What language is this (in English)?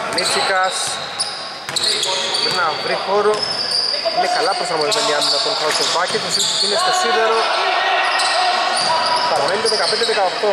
Greek